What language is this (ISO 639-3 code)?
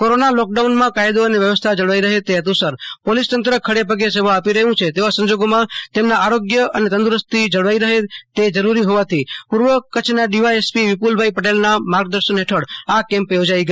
guj